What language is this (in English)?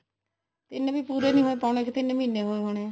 Punjabi